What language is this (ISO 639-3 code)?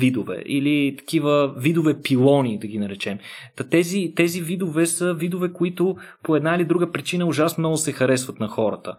bul